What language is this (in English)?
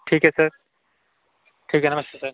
Hindi